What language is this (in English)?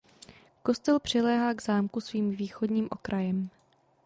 Czech